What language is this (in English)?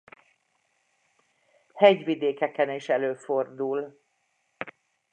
Hungarian